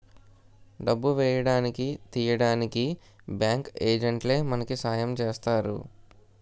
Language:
Telugu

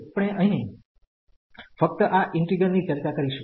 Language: Gujarati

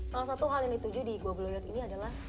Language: Indonesian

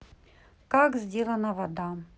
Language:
Russian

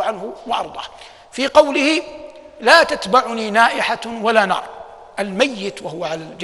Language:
Arabic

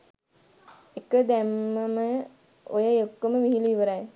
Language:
Sinhala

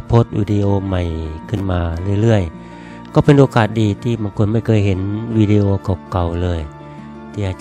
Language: Thai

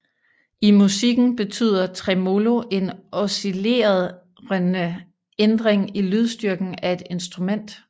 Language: Danish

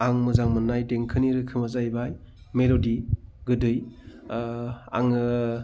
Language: Bodo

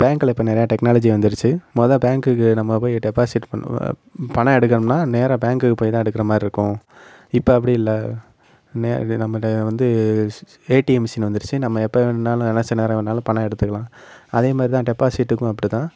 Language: Tamil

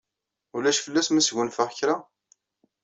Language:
Kabyle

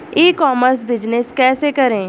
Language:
Hindi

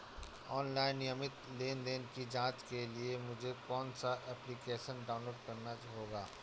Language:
Hindi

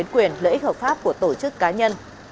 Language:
Vietnamese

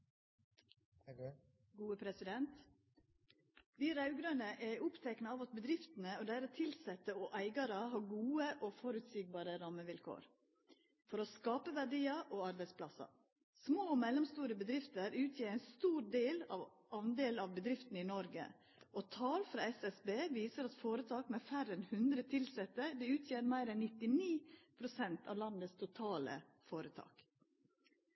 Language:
Norwegian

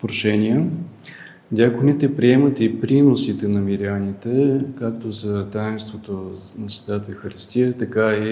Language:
Bulgarian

